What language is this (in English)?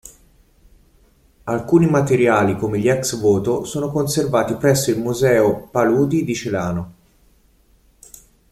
Italian